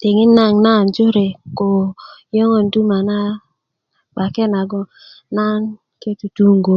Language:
Kuku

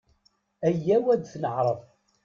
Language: Kabyle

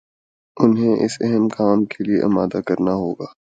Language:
Urdu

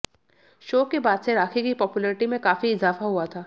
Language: Hindi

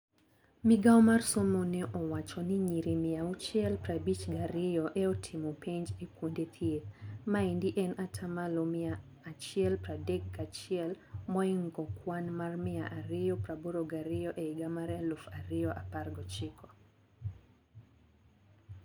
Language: Luo (Kenya and Tanzania)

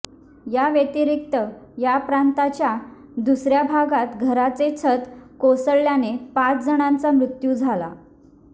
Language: Marathi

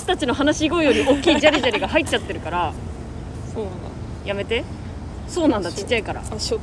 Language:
Japanese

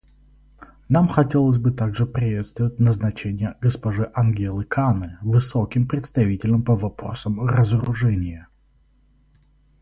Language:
Russian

